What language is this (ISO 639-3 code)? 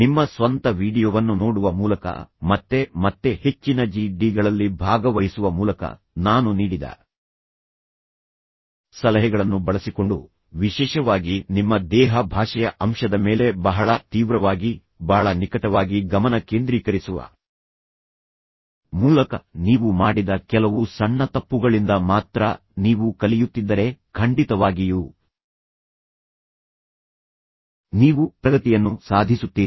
kan